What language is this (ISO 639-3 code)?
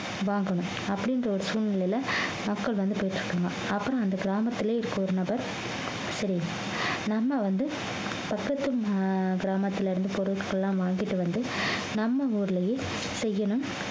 tam